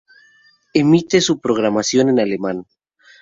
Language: Spanish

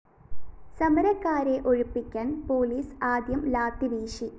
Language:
Malayalam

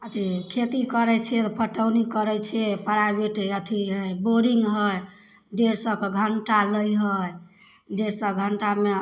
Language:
Maithili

